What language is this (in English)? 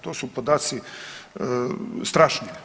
Croatian